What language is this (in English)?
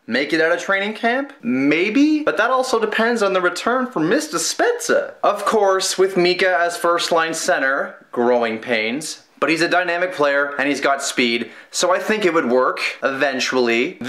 English